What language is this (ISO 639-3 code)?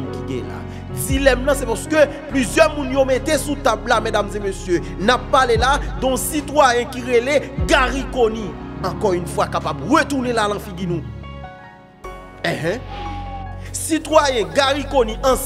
fra